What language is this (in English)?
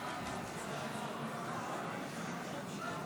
Hebrew